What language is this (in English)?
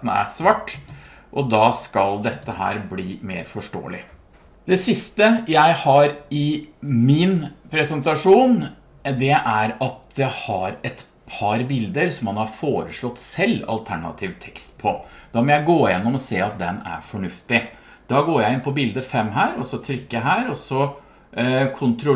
Norwegian